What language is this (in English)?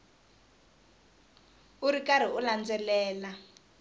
Tsonga